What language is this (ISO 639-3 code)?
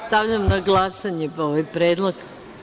srp